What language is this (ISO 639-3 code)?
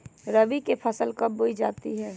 mag